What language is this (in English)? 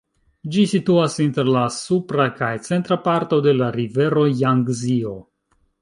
Esperanto